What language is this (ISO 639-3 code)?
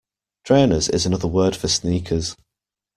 eng